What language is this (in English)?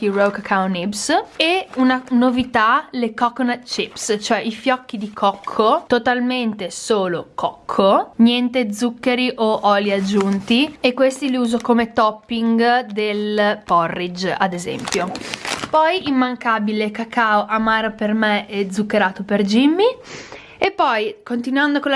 Italian